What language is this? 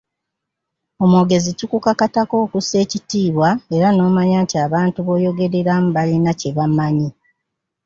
Ganda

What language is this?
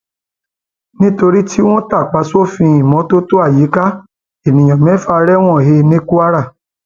Yoruba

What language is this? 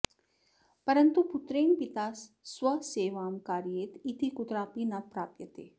Sanskrit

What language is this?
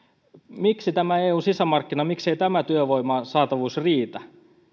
Finnish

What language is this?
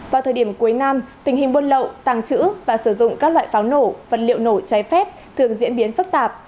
Vietnamese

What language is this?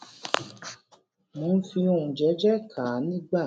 Yoruba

